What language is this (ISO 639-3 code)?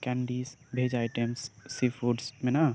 sat